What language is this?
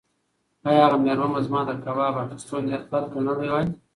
Pashto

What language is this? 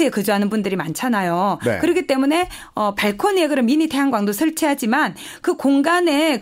Korean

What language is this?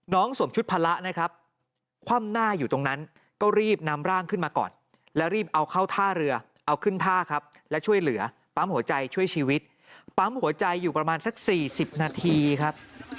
Thai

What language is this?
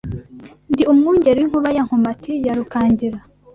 Kinyarwanda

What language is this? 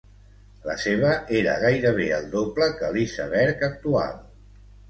Catalan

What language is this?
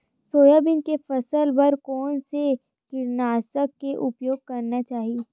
Chhattisgarhi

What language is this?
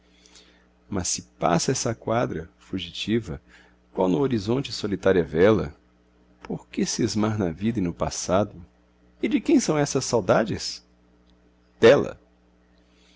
Portuguese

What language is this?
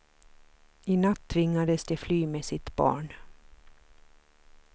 Swedish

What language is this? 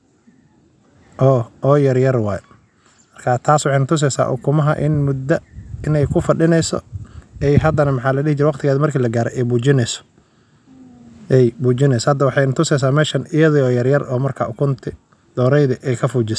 Somali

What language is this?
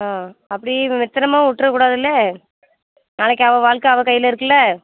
Tamil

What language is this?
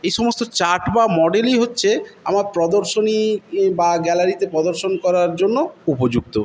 Bangla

